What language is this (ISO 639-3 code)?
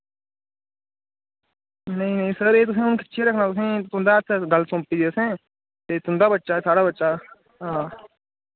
doi